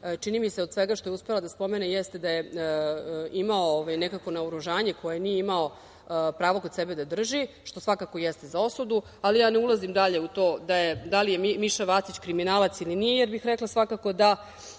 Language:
Serbian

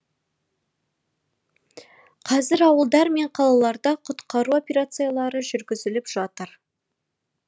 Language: Kazakh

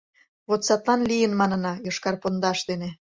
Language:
Mari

